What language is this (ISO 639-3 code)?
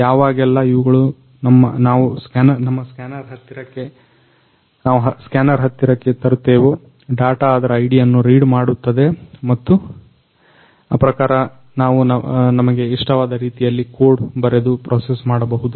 kan